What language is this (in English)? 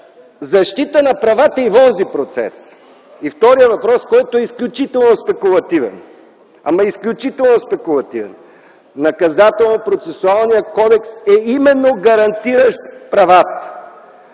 Bulgarian